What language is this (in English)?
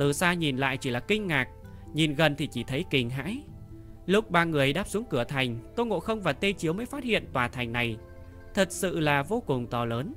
Vietnamese